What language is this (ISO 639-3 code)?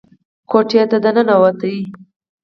pus